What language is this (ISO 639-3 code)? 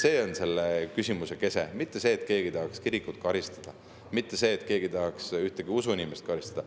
est